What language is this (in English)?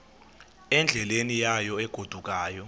Xhosa